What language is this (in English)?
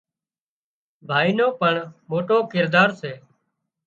Wadiyara Koli